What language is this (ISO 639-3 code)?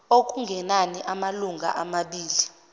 zul